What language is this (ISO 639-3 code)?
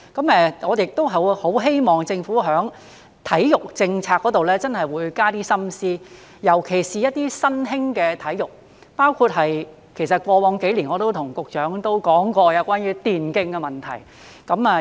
yue